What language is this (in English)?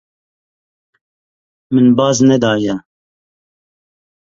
Kurdish